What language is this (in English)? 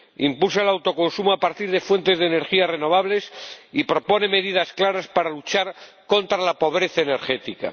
Spanish